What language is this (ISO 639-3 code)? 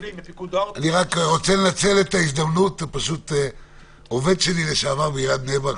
heb